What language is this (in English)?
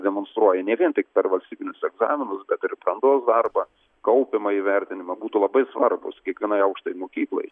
Lithuanian